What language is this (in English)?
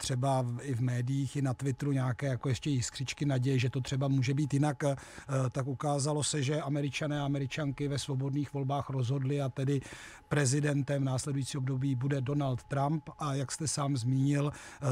Czech